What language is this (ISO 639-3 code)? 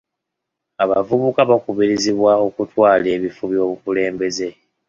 lug